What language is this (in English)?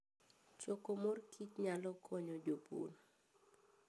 Luo (Kenya and Tanzania)